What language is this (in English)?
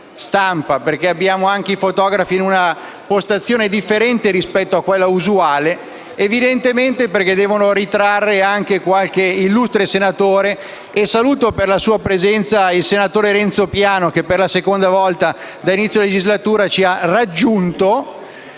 Italian